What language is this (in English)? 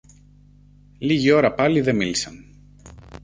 Greek